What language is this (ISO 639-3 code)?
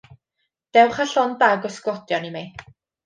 cym